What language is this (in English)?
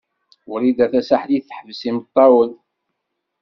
Kabyle